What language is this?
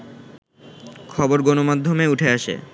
Bangla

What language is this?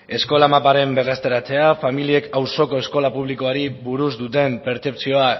Basque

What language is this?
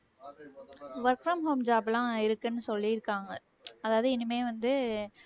Tamil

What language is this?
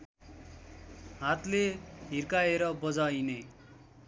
Nepali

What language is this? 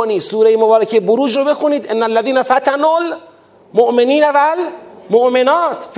Persian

